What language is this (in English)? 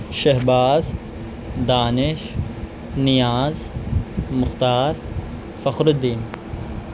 Urdu